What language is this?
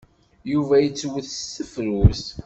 Kabyle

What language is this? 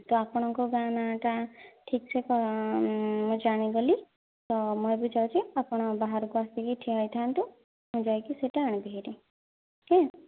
Odia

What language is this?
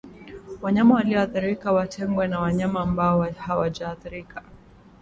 Swahili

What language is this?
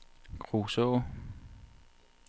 Danish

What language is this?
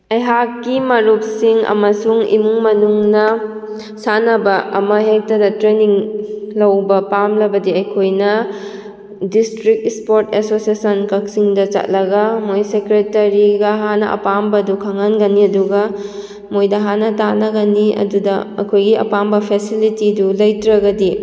Manipuri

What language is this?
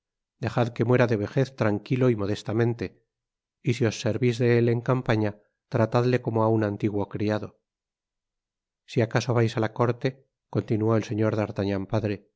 Spanish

